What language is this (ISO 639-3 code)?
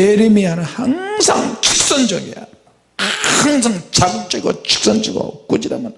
kor